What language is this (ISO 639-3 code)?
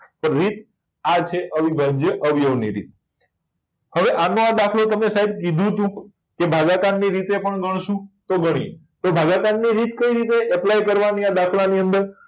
guj